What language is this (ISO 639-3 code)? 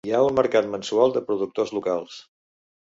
cat